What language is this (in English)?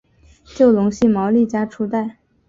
Chinese